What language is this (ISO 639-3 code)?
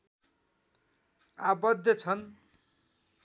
nep